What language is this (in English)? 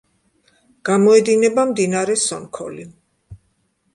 Georgian